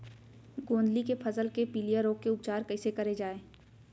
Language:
Chhattisgarhi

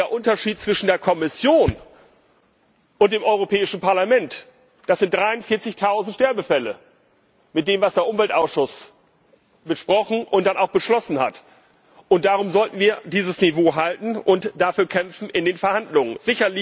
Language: German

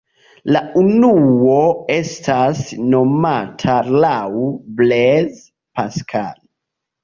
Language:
Esperanto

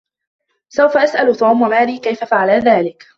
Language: Arabic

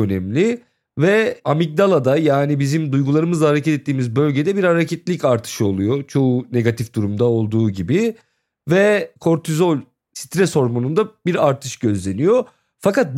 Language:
Turkish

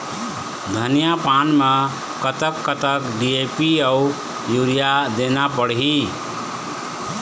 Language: Chhattisgarhi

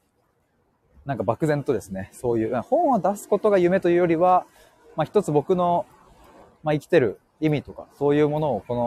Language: Japanese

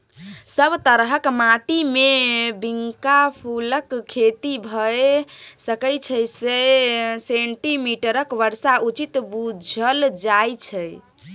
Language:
Maithili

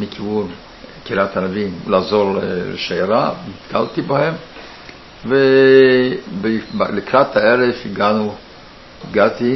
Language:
Hebrew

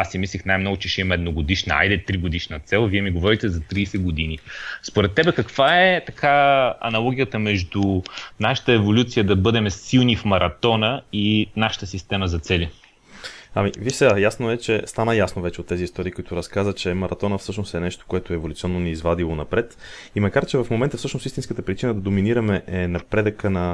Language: Bulgarian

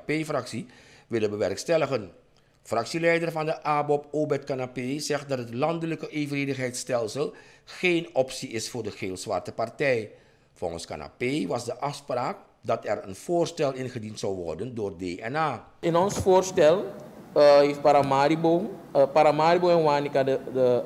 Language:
Dutch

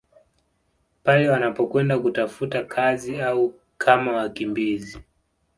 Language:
Swahili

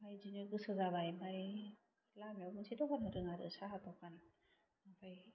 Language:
Bodo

